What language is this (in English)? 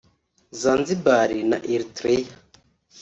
Kinyarwanda